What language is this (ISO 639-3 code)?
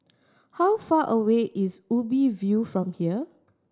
eng